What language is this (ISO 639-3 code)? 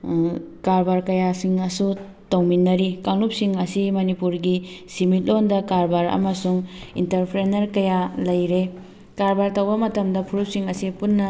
mni